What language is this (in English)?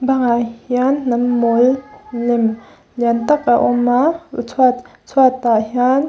Mizo